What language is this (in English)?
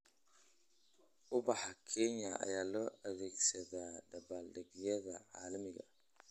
Somali